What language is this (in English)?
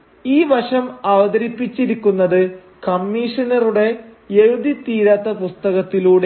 Malayalam